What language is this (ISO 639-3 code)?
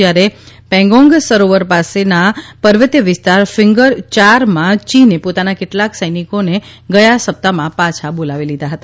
guj